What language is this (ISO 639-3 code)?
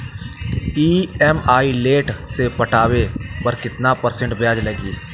bho